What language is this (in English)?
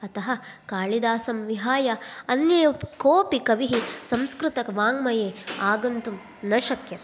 Sanskrit